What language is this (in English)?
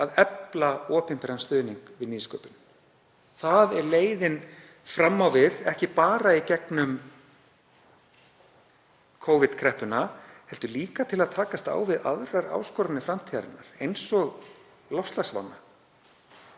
Icelandic